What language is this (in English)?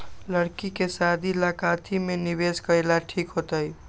Magahi